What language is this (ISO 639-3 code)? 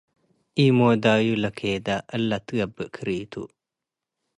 tig